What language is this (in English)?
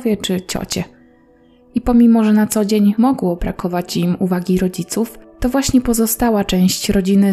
Polish